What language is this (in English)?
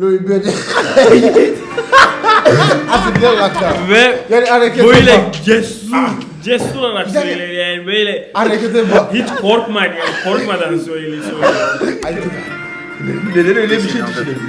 Turkish